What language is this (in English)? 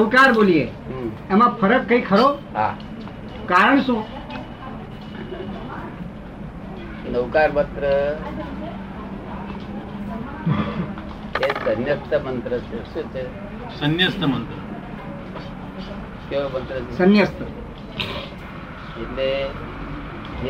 Gujarati